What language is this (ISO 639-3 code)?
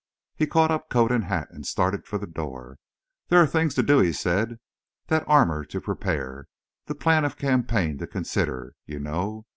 eng